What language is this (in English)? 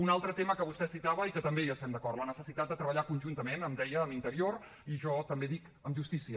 Catalan